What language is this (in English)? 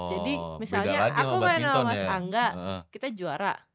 Indonesian